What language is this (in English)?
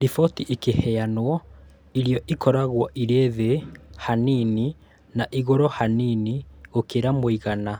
Kikuyu